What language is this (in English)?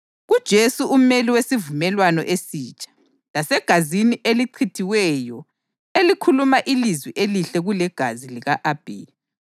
North Ndebele